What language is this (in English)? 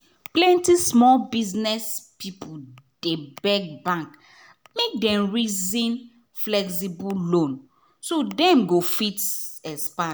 Nigerian Pidgin